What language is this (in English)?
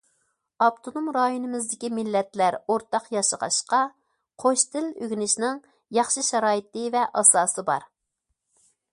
Uyghur